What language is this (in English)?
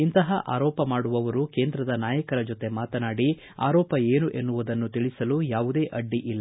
Kannada